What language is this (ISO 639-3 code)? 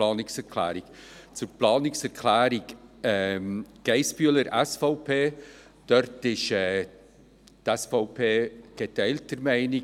gsw